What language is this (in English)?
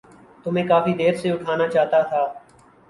Urdu